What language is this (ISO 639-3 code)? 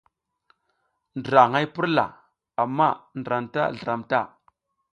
giz